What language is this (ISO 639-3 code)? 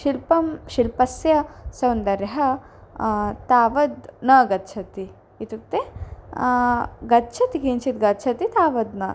san